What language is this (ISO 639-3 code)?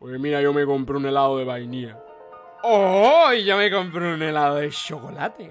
spa